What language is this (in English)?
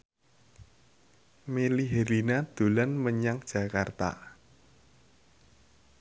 Javanese